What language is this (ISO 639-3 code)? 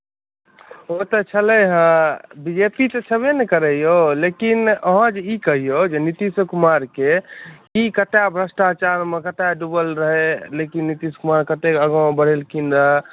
mai